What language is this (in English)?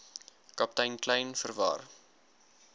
Afrikaans